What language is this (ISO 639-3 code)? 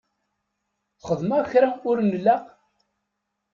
kab